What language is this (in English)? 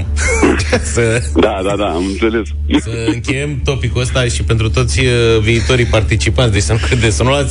Romanian